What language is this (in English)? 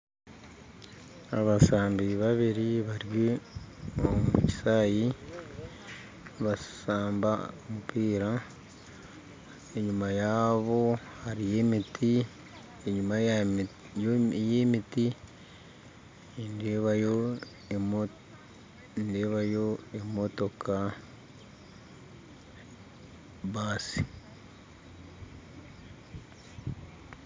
Nyankole